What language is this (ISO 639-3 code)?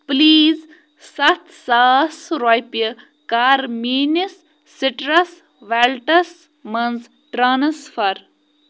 kas